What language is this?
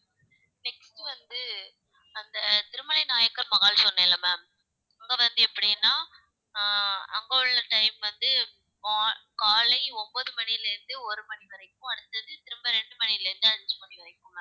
Tamil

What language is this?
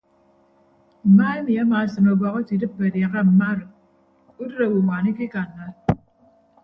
Ibibio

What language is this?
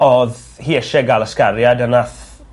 Welsh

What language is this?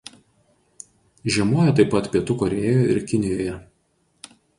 Lithuanian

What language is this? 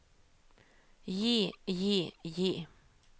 Norwegian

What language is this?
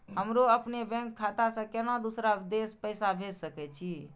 Maithili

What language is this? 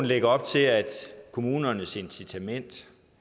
Danish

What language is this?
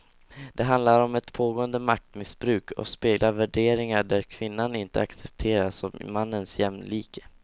Swedish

